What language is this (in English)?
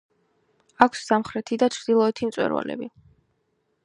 Georgian